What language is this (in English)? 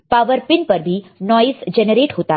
Hindi